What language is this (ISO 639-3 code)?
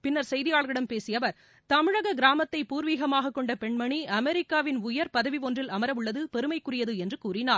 tam